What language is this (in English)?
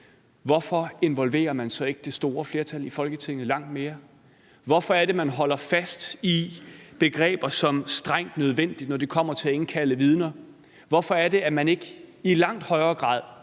Danish